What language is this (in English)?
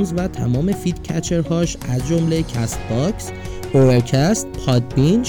Persian